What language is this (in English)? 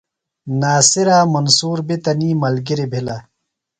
Phalura